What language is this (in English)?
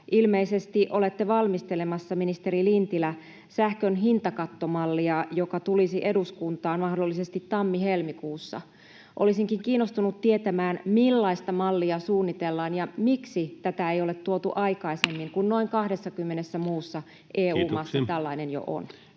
Finnish